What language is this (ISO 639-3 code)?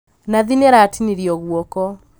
kik